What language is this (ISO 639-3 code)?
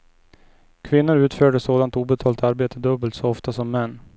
swe